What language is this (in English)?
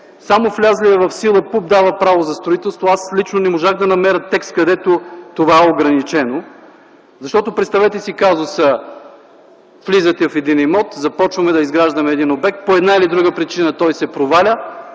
Bulgarian